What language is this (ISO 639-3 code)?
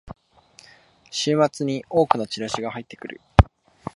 jpn